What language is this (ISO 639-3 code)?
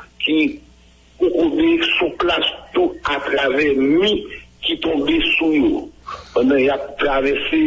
fra